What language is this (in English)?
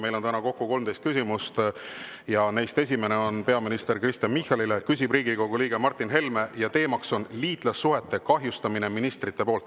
Estonian